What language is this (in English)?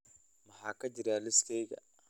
Somali